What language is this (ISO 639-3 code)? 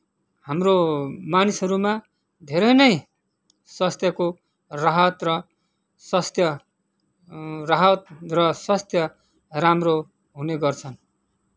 nep